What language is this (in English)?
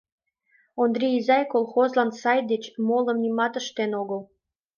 Mari